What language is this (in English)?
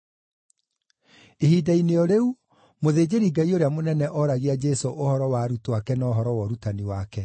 Kikuyu